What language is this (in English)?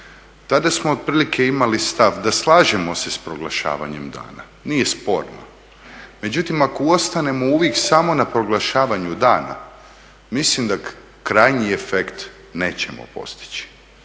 Croatian